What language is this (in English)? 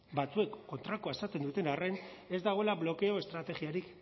Basque